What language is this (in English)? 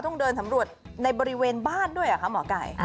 Thai